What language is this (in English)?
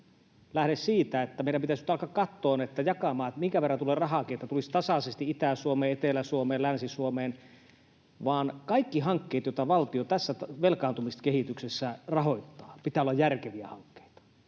Finnish